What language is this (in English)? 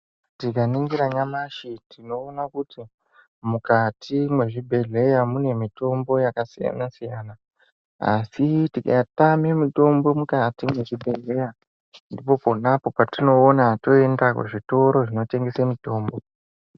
Ndau